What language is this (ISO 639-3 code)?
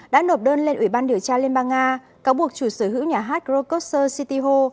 vie